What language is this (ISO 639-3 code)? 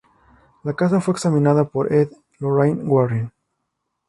spa